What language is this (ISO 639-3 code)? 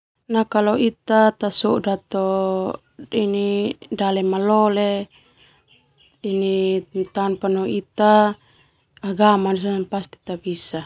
twu